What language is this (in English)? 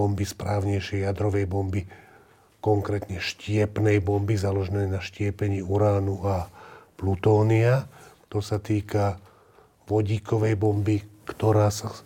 Slovak